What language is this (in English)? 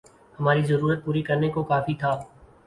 Urdu